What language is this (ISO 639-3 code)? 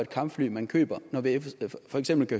dan